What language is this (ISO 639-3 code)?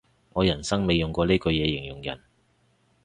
yue